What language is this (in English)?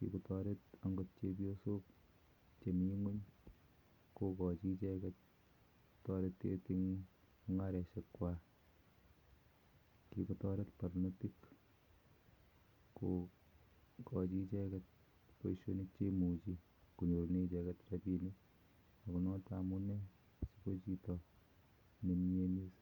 Kalenjin